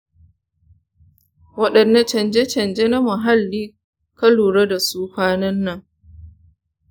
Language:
Hausa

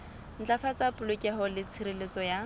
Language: Southern Sotho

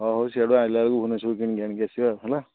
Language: Odia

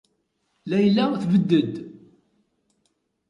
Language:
Kabyle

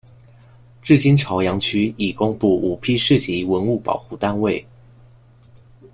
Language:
Chinese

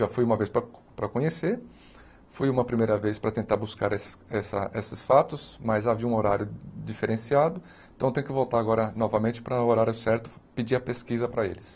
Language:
Portuguese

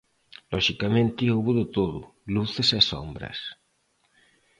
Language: Galician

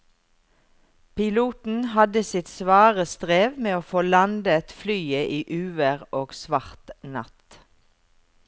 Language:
Norwegian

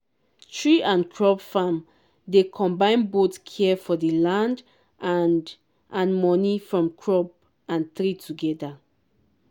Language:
Nigerian Pidgin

